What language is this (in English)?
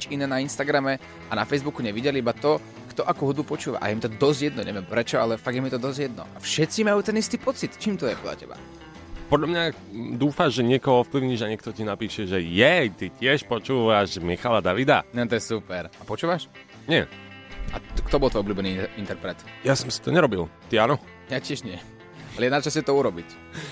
Slovak